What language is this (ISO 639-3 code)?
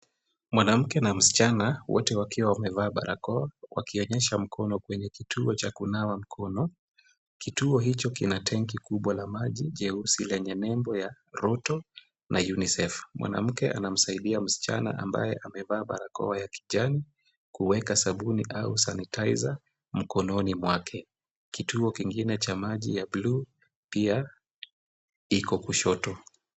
swa